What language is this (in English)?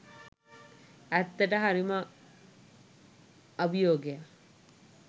Sinhala